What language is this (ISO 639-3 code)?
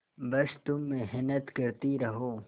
hin